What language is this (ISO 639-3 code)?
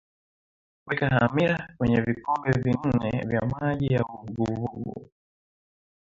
swa